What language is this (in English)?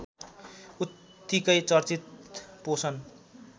Nepali